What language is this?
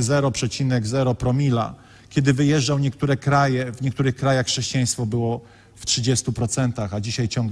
Polish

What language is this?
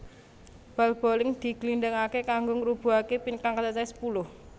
Javanese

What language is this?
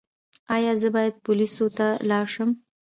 Pashto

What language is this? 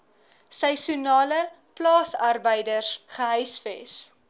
Afrikaans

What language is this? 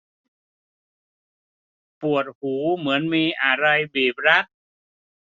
Thai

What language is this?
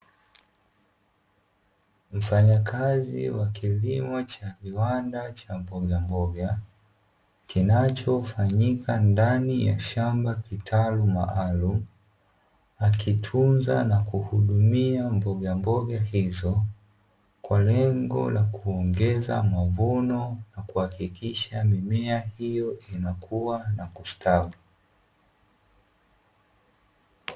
Swahili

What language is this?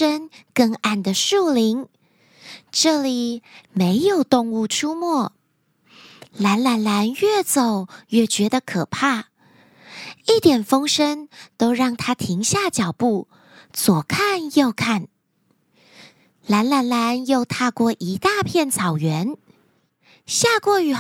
Chinese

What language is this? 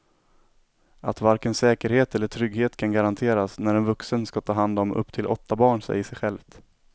Swedish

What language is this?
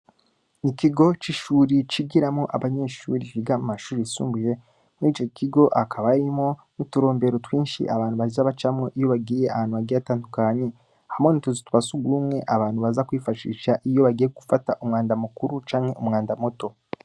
Rundi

